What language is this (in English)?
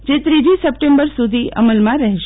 Gujarati